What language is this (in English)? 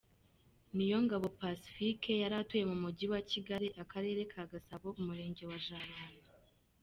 Kinyarwanda